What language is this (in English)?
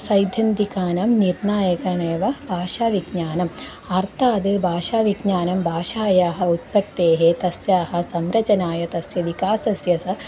Sanskrit